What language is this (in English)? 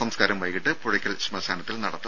Malayalam